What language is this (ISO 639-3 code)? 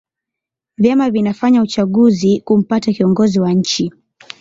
swa